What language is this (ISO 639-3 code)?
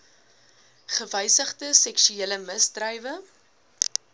afr